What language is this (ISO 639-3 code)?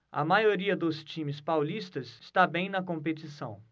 por